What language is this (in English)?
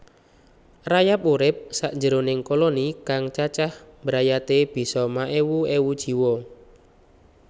Javanese